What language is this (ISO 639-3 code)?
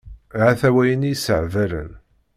kab